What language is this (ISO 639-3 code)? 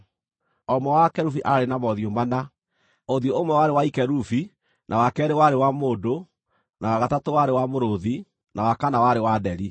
kik